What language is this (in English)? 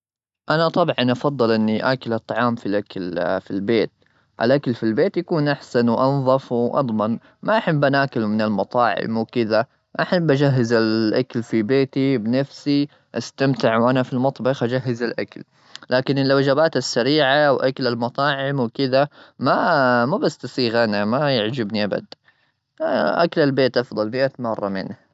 Gulf Arabic